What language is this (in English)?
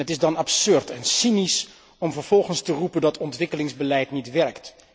Dutch